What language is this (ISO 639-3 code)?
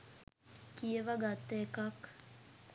sin